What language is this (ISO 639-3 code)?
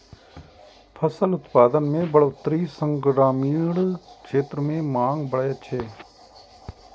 mai